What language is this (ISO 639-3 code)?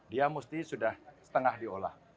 ind